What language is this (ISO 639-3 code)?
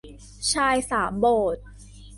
tha